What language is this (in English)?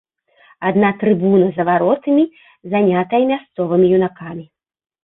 Belarusian